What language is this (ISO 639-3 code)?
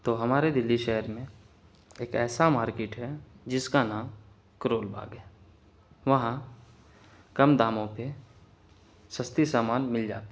urd